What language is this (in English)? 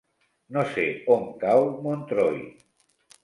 Catalan